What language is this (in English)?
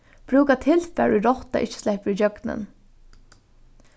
Faroese